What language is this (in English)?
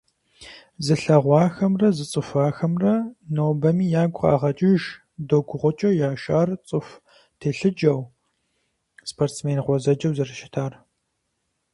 Kabardian